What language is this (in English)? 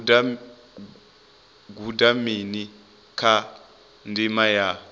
Venda